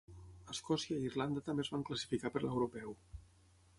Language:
Catalan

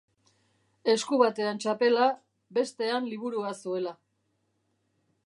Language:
Basque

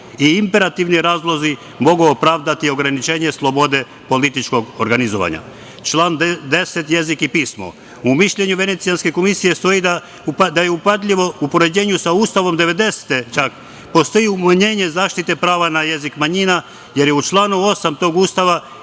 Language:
Serbian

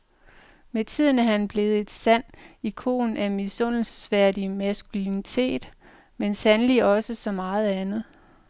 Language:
Danish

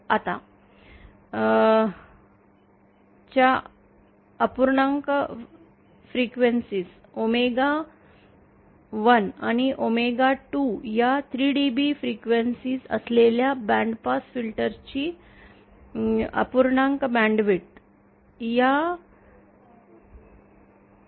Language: Marathi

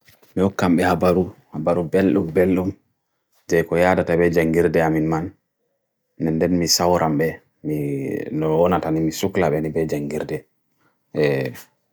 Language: Bagirmi Fulfulde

